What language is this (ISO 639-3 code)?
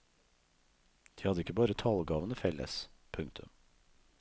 nor